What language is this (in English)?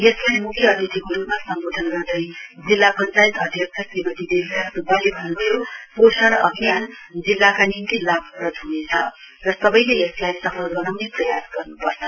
Nepali